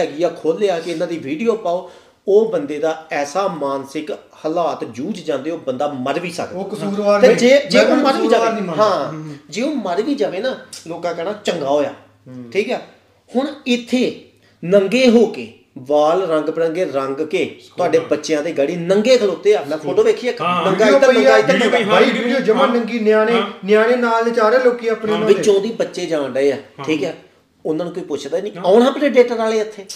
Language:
Punjabi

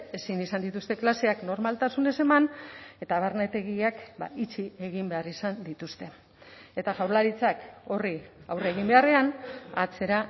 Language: Basque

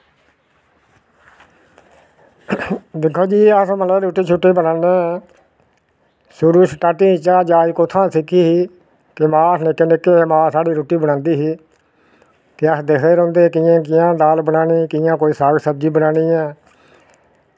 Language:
Dogri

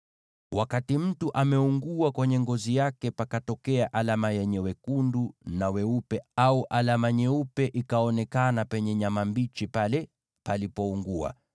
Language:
Swahili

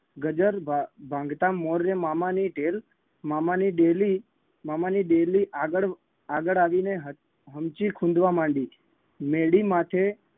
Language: Gujarati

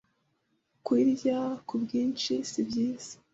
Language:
Kinyarwanda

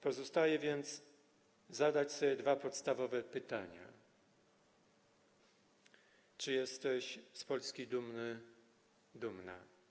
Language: Polish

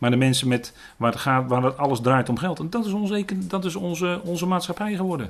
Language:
Dutch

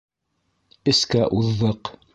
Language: Bashkir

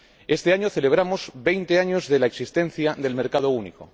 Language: Spanish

